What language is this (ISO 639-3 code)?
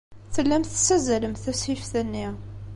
kab